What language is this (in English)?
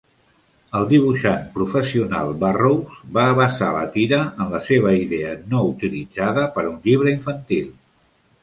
Catalan